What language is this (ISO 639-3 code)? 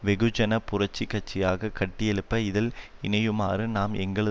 tam